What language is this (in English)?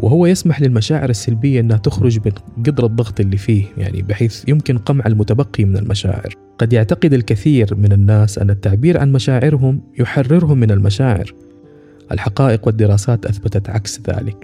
Arabic